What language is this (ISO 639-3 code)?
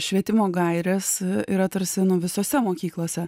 lit